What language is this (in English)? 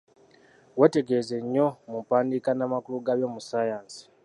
Ganda